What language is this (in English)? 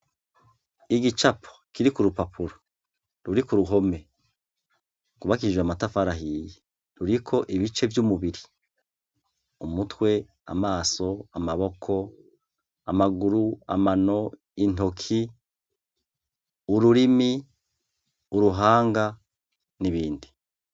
Rundi